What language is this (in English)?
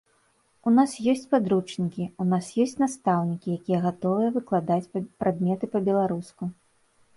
Belarusian